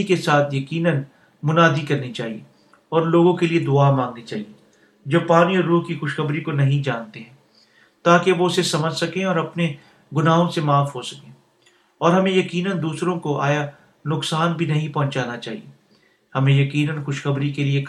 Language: Urdu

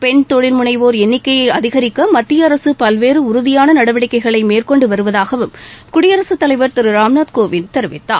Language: Tamil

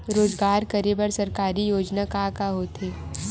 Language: Chhattisgarhi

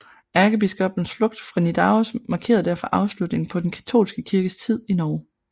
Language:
Danish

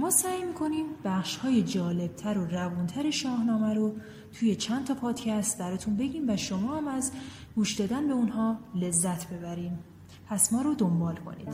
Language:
Persian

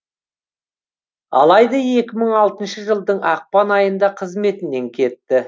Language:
Kazakh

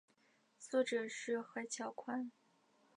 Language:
Chinese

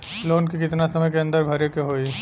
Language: Bhojpuri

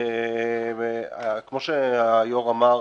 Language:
Hebrew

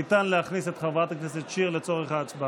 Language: Hebrew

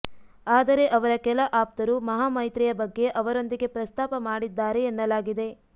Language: Kannada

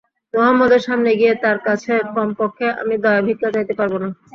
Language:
Bangla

